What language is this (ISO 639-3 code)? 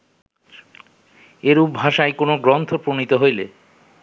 ben